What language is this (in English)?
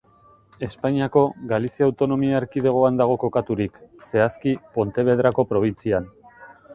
Basque